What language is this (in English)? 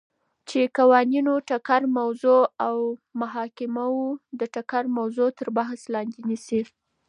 Pashto